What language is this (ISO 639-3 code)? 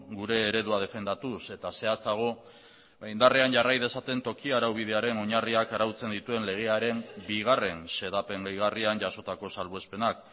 eus